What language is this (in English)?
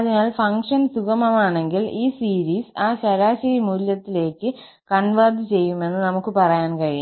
Malayalam